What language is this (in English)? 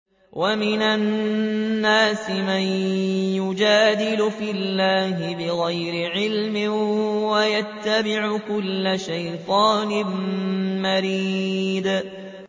Arabic